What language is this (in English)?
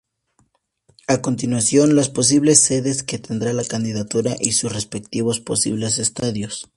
Spanish